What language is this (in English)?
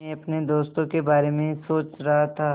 Hindi